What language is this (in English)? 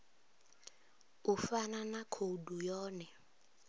Venda